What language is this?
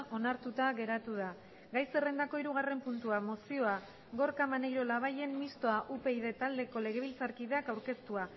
Basque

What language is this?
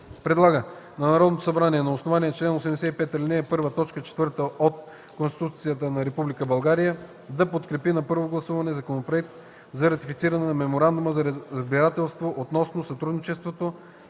Bulgarian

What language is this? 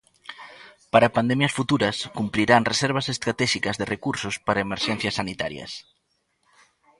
Galician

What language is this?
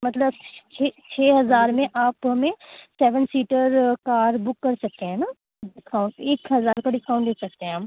Urdu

